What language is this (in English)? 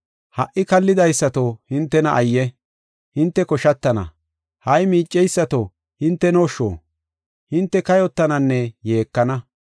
Gofa